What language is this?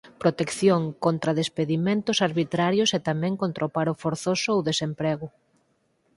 Galician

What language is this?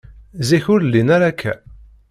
Kabyle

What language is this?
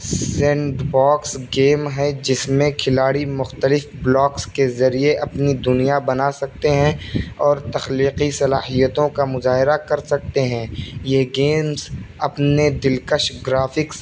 Urdu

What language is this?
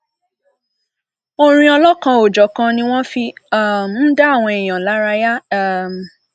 Yoruba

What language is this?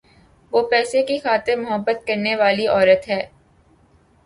Urdu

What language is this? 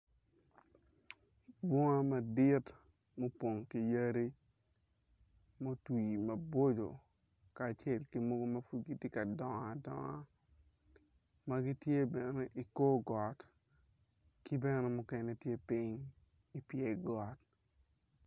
Acoli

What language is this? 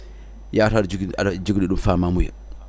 Fula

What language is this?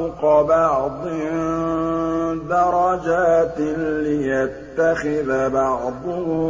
Arabic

